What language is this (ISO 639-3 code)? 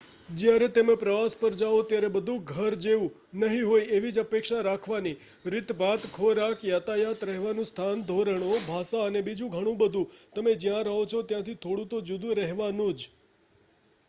guj